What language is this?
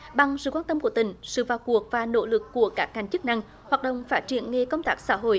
Vietnamese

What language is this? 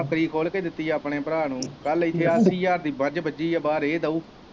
Punjabi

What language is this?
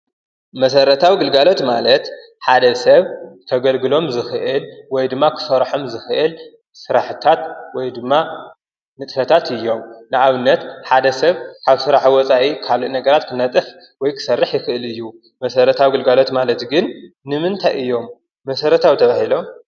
Tigrinya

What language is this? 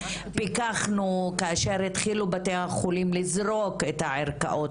Hebrew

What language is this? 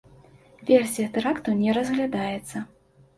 Belarusian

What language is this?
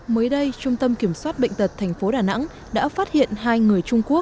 Vietnamese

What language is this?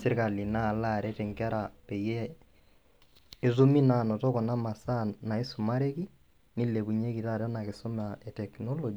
Masai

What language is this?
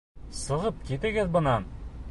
Bashkir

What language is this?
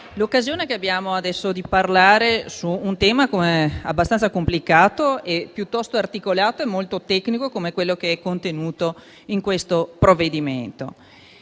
Italian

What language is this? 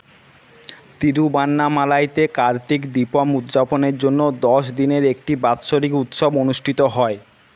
Bangla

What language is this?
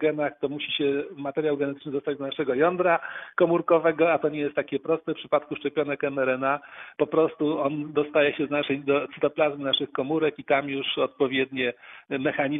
Polish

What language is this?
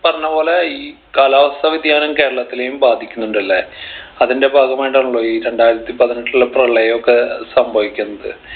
Malayalam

